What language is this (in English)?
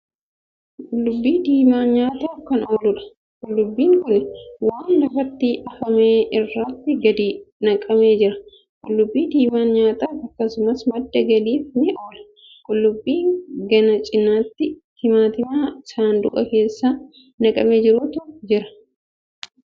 Oromo